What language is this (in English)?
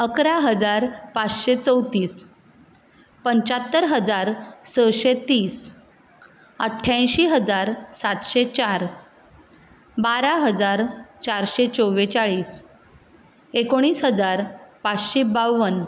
Konkani